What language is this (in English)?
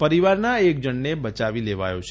Gujarati